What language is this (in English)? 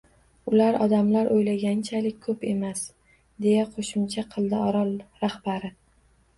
Uzbek